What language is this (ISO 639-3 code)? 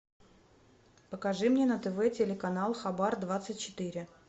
rus